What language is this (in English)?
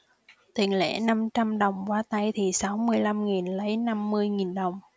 Vietnamese